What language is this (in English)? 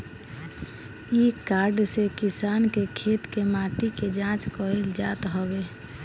Bhojpuri